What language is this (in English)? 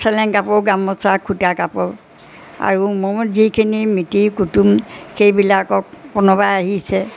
Assamese